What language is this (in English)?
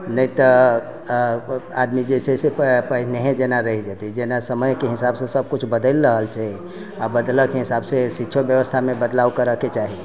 Maithili